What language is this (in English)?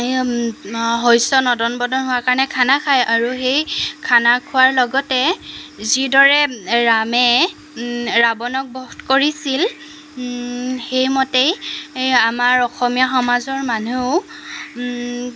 Assamese